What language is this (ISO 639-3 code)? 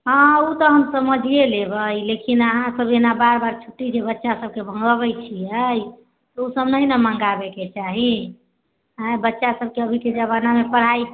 mai